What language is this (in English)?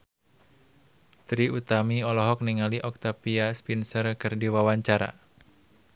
Sundanese